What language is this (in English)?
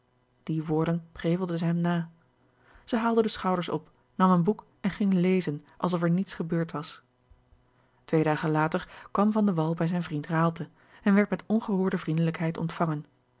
Dutch